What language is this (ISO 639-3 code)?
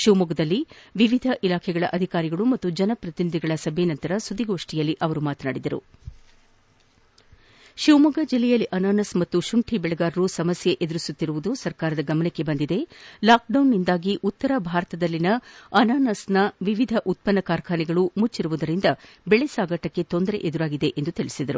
kan